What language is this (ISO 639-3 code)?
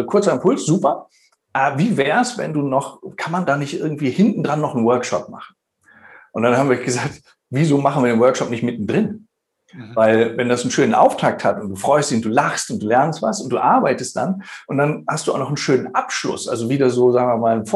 deu